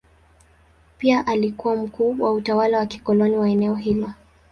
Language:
Swahili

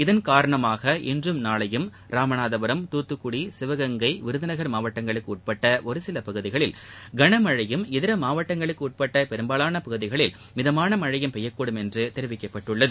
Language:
Tamil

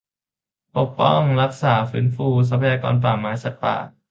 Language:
Thai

